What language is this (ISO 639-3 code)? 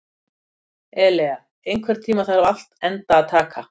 isl